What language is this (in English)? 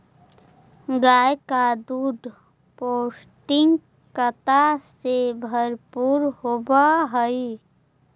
Magahi